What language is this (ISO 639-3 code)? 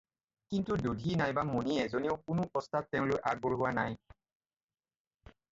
asm